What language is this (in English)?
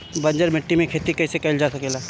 Bhojpuri